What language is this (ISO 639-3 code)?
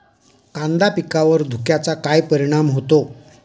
mar